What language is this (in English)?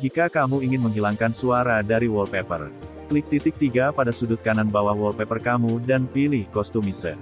Indonesian